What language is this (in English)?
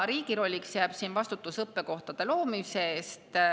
Estonian